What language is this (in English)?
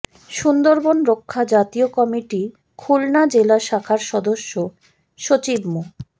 Bangla